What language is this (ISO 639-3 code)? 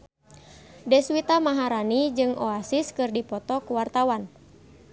sun